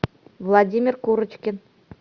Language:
Russian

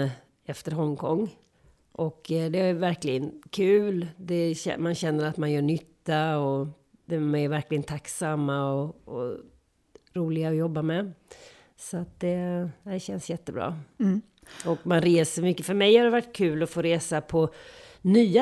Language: Swedish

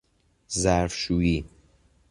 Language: Persian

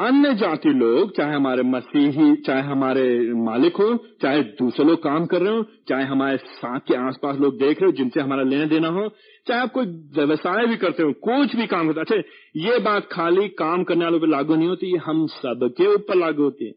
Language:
Hindi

